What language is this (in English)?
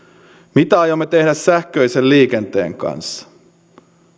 Finnish